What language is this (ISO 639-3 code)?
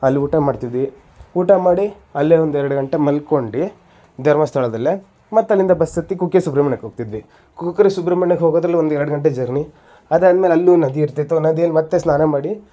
kan